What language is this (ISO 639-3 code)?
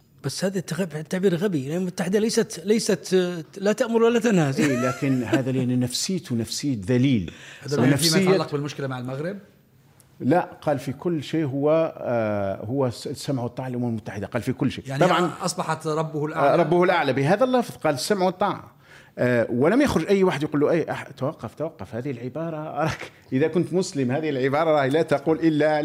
ara